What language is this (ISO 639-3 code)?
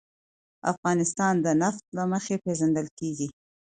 pus